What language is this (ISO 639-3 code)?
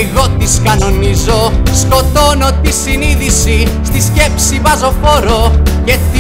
ell